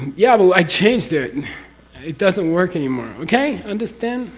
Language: English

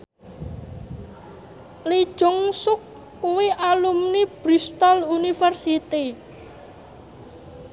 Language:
Javanese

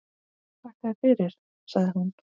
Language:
Icelandic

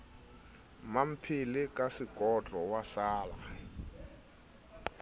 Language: Southern Sotho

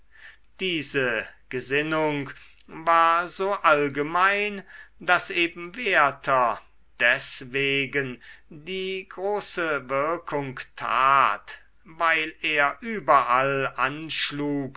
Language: German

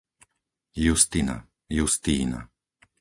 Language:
Slovak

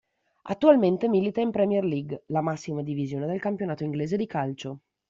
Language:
Italian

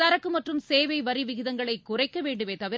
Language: Tamil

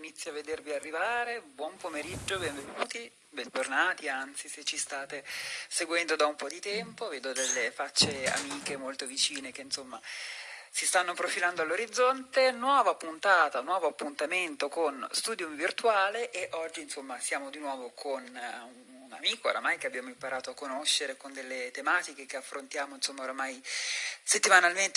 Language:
Italian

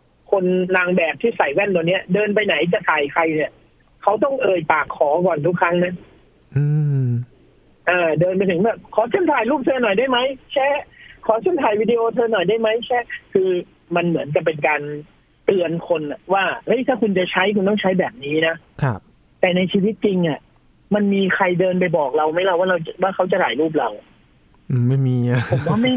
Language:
Thai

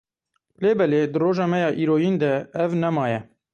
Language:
Kurdish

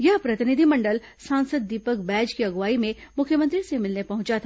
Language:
Hindi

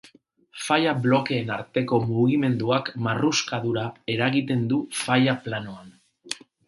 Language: Basque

